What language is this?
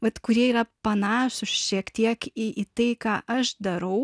Lithuanian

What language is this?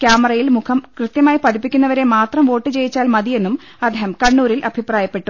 Malayalam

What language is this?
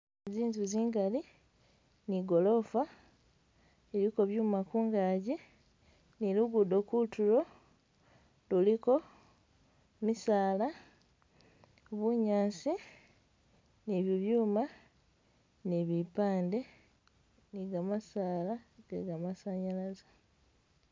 Masaaba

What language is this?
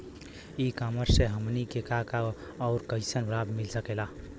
Bhojpuri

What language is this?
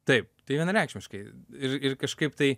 Lithuanian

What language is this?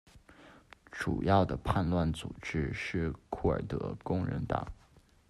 Chinese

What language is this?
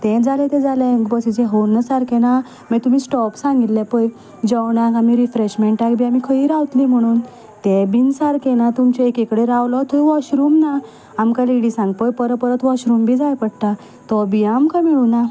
Konkani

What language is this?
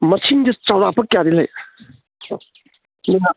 Manipuri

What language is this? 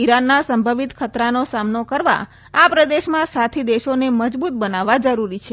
Gujarati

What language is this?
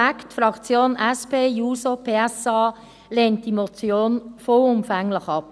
Swiss German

